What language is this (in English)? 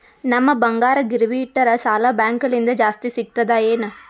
Kannada